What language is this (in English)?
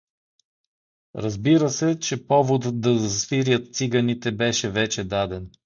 Bulgarian